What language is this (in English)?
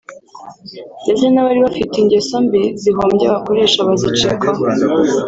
Kinyarwanda